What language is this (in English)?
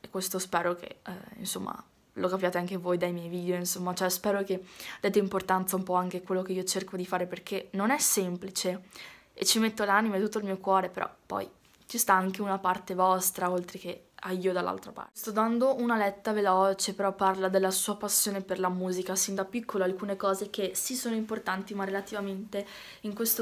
Italian